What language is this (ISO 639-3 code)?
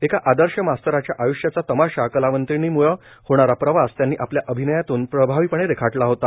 mar